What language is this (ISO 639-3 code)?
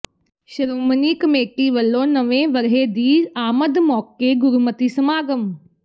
pan